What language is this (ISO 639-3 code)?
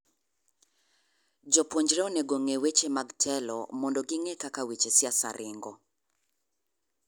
luo